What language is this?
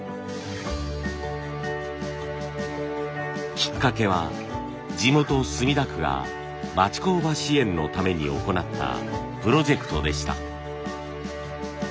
Japanese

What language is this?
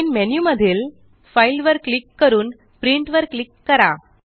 Marathi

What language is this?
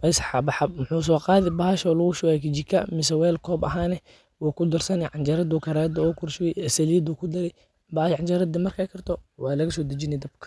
Somali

